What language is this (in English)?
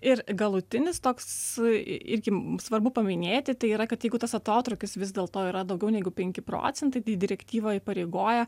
Lithuanian